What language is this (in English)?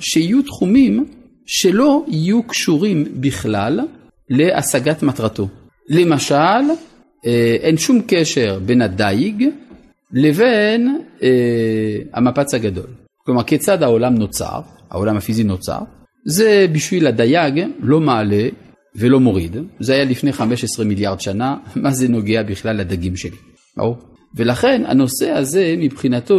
Hebrew